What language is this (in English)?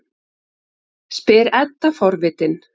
Icelandic